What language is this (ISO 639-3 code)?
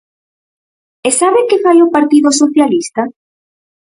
glg